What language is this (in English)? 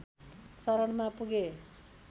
Nepali